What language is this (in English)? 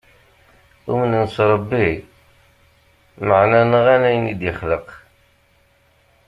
Kabyle